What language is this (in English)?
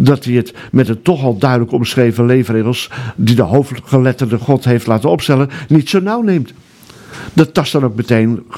Dutch